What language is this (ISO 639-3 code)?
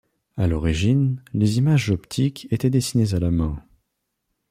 fra